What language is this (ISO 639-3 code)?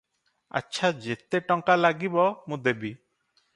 ori